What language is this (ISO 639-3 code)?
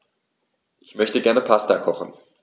deu